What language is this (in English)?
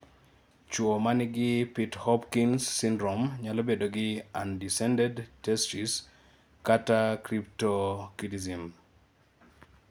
Luo (Kenya and Tanzania)